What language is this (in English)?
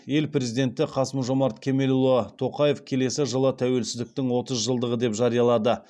Kazakh